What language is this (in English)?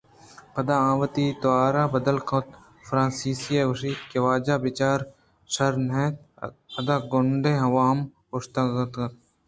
Eastern Balochi